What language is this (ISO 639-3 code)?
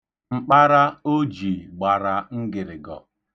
ibo